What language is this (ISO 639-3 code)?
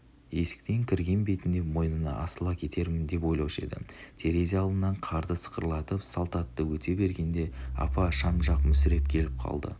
kaz